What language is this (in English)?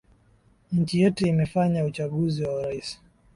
Swahili